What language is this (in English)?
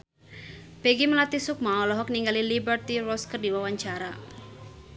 Sundanese